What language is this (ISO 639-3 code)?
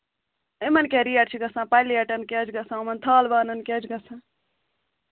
kas